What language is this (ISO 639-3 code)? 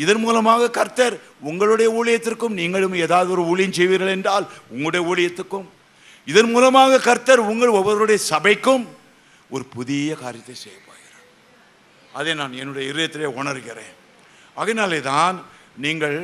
tam